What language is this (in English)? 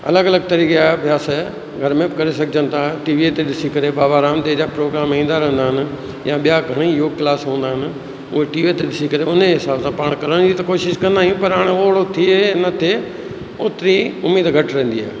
Sindhi